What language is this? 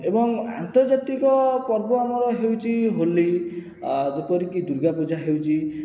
Odia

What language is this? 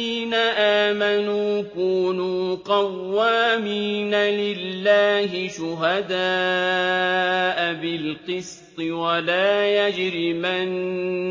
Arabic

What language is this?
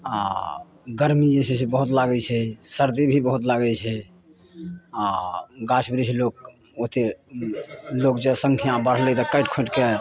Maithili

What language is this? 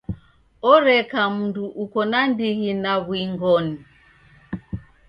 Taita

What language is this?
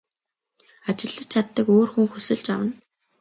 Mongolian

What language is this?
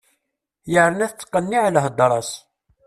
Kabyle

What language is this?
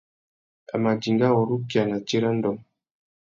Tuki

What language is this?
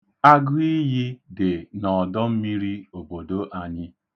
Igbo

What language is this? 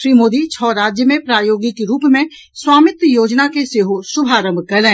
Maithili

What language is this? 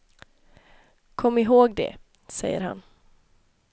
Swedish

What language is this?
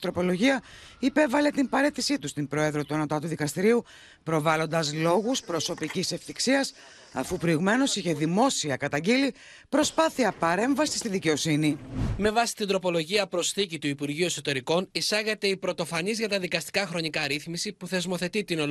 Greek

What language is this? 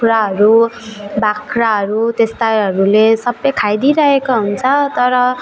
Nepali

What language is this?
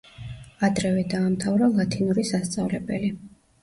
Georgian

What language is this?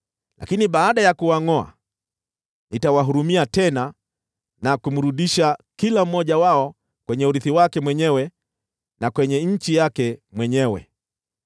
Swahili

